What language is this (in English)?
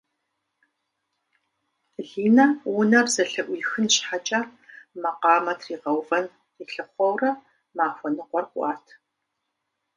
Kabardian